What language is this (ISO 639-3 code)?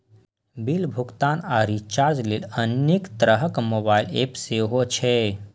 mai